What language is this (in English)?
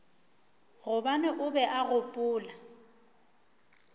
Northern Sotho